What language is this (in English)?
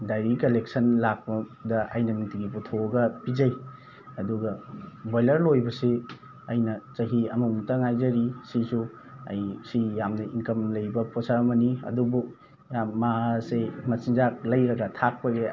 Manipuri